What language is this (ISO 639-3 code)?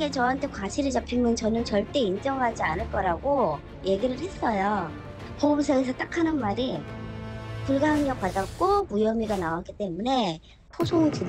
kor